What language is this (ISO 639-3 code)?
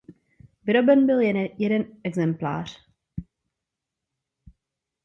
ces